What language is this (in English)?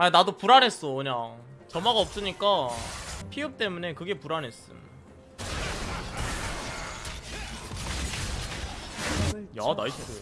Korean